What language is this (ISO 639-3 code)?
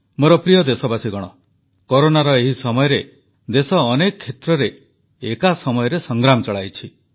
ori